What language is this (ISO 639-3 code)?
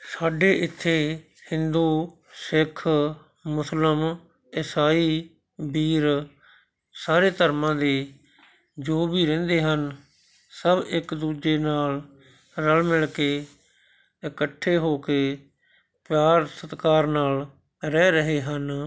pan